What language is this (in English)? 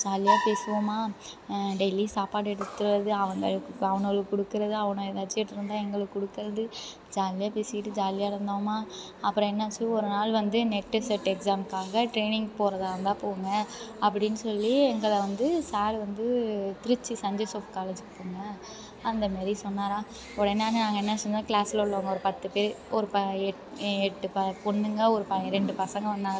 Tamil